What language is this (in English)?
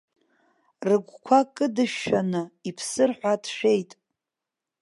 Abkhazian